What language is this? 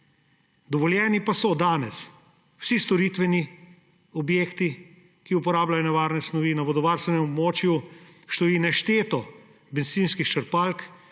Slovenian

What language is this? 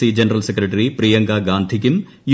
Malayalam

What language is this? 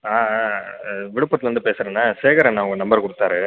Tamil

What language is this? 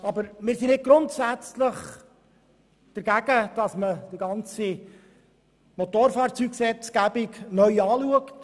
Swiss German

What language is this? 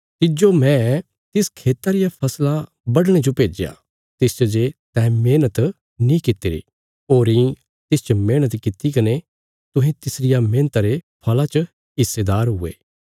Bilaspuri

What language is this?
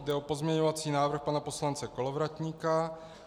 Czech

